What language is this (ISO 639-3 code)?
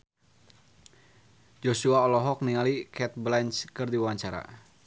sun